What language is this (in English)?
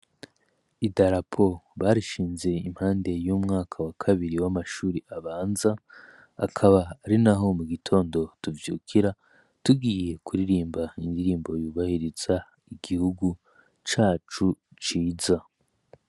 Rundi